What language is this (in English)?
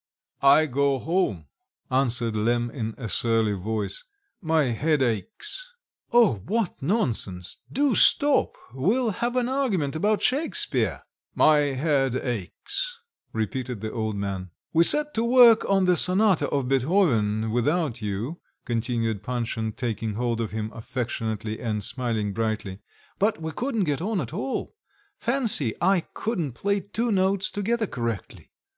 English